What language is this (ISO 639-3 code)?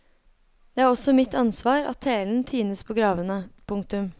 nor